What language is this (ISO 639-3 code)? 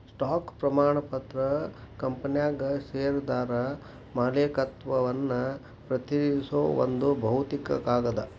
kan